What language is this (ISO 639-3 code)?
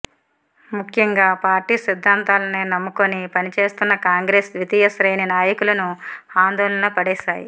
tel